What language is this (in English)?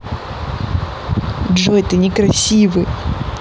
Russian